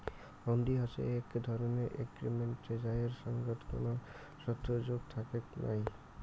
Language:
Bangla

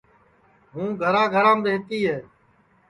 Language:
Sansi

